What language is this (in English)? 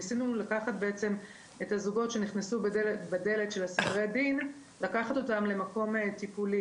Hebrew